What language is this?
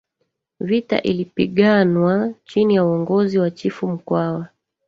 Swahili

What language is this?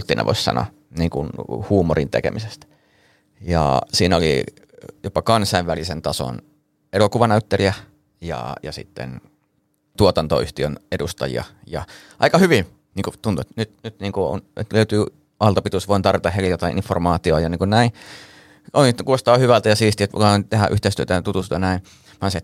Finnish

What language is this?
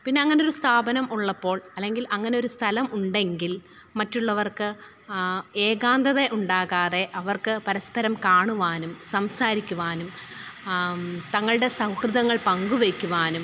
Malayalam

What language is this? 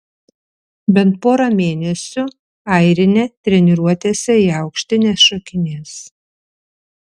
Lithuanian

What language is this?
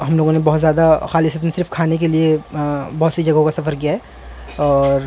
Urdu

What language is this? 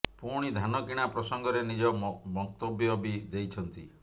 Odia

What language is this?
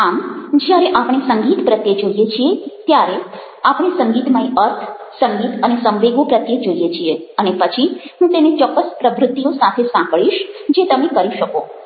Gujarati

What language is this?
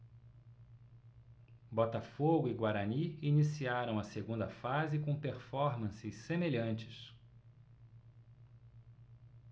Portuguese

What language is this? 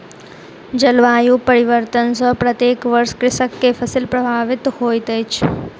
Maithili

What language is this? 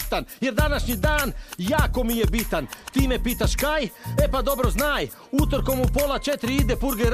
Croatian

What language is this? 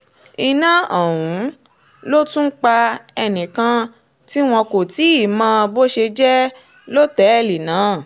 Yoruba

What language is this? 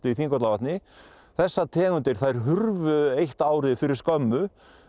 Icelandic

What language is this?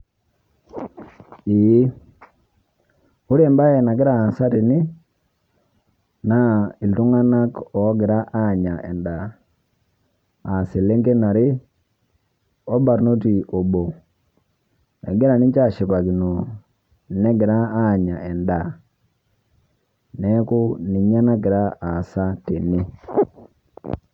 Masai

